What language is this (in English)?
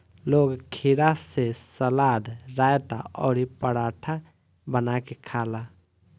Bhojpuri